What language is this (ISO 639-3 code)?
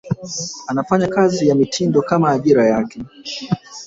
swa